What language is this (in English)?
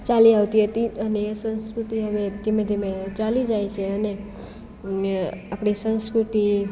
Gujarati